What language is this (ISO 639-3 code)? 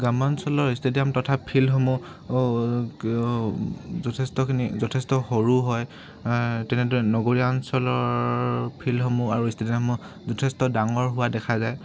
asm